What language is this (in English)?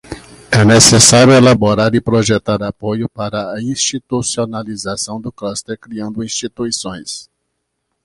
Portuguese